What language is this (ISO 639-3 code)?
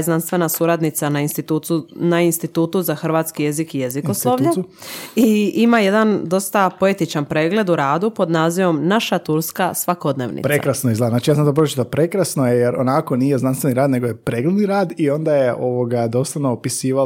hrv